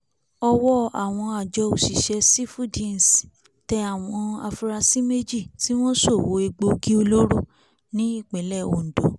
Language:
Yoruba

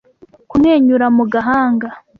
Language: Kinyarwanda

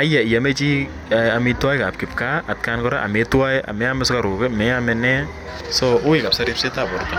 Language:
Kalenjin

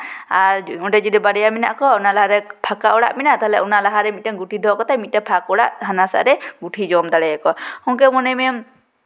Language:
Santali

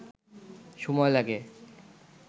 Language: Bangla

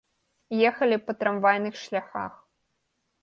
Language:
Belarusian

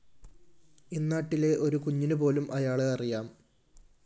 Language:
Malayalam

